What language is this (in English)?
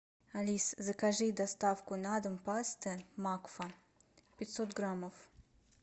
Russian